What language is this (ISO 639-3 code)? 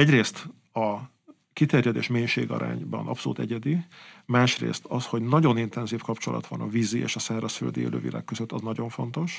hun